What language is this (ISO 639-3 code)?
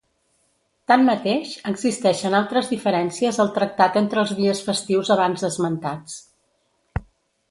cat